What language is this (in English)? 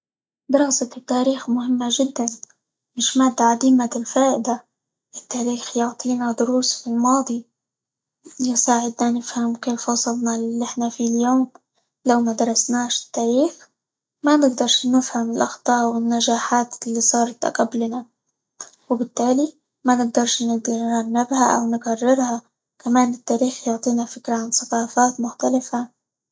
Libyan Arabic